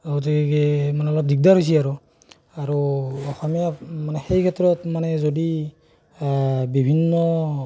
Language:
Assamese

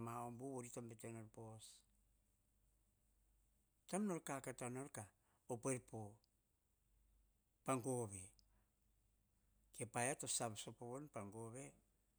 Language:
Hahon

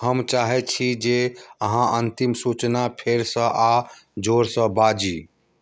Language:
Maithili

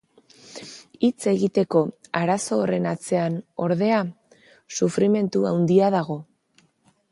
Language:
Basque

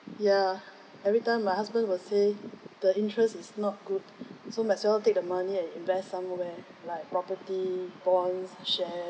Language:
English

